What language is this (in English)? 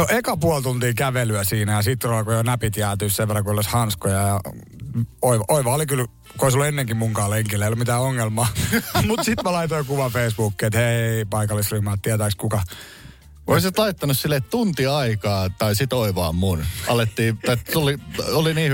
Finnish